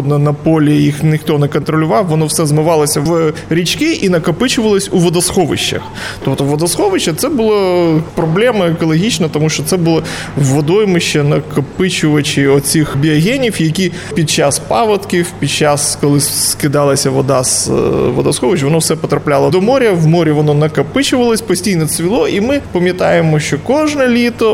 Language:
Ukrainian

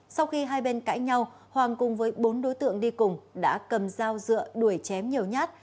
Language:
Vietnamese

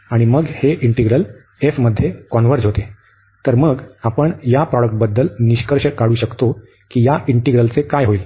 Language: Marathi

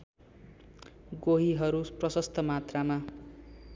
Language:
Nepali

